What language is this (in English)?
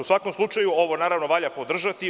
Serbian